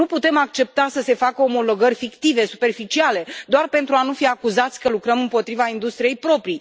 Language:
Romanian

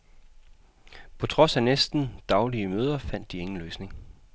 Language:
Danish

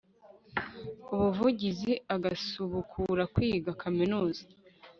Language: Kinyarwanda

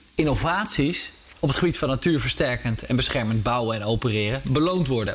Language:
Dutch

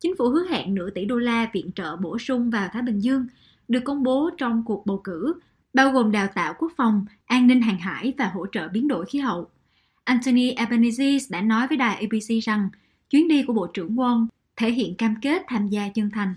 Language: Vietnamese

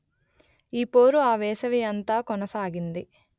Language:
Telugu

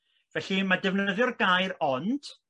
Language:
Welsh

